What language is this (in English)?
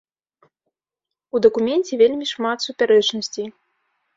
Belarusian